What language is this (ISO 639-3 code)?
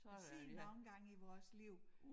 dan